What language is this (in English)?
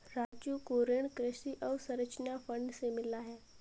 Hindi